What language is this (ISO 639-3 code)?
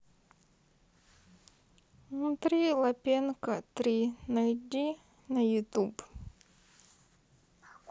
rus